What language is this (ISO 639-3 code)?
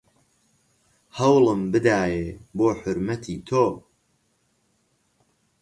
ckb